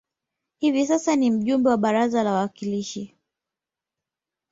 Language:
Swahili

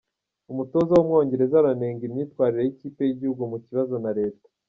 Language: Kinyarwanda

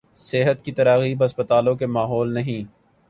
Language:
Urdu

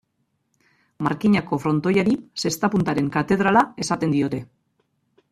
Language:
Basque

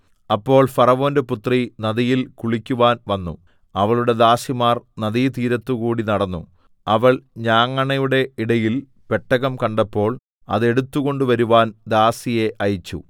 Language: Malayalam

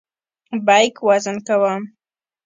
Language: Pashto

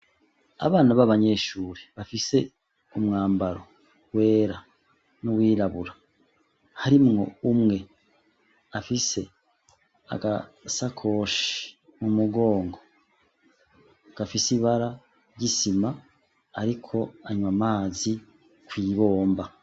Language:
Rundi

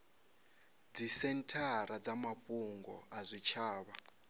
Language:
Venda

